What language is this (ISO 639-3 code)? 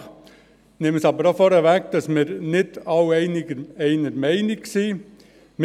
gsw